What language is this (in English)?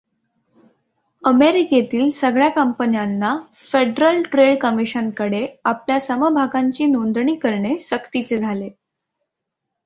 Marathi